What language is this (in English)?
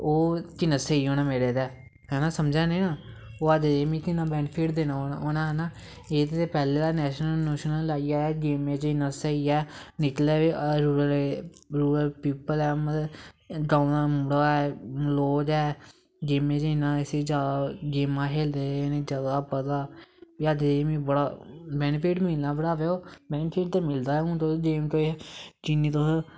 Dogri